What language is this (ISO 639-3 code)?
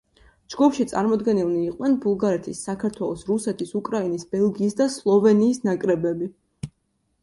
kat